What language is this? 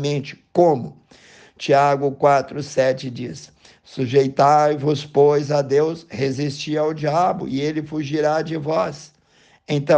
Portuguese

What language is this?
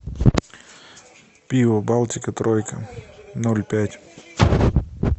Russian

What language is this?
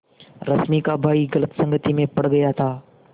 Hindi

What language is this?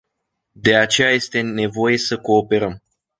Romanian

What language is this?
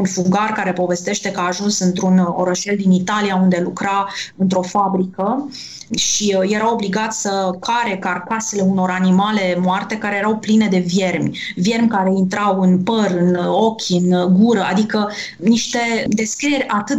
Romanian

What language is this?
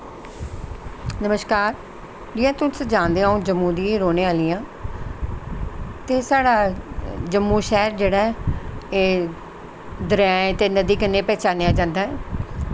Dogri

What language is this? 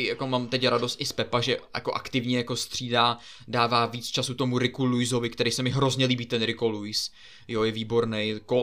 Czech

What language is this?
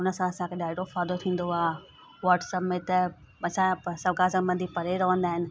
Sindhi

